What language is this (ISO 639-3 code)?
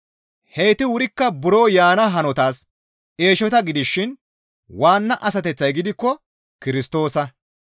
gmv